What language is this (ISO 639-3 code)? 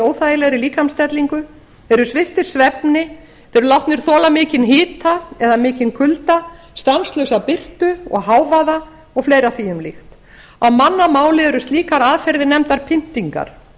isl